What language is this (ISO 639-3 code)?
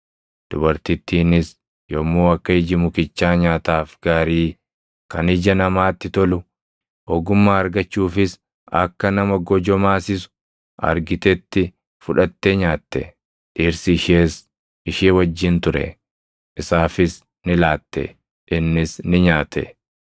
orm